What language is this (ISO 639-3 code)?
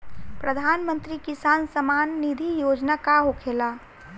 bho